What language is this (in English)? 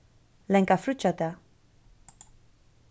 Faroese